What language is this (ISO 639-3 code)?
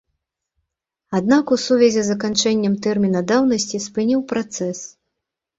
bel